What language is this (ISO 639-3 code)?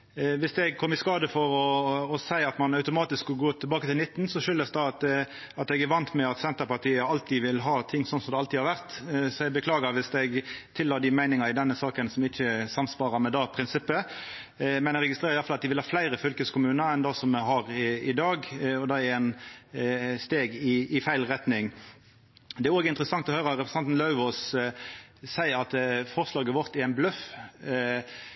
nno